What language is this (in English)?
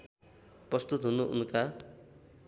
Nepali